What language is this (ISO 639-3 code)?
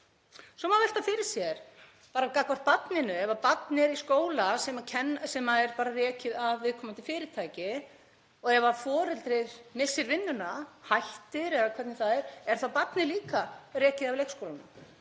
isl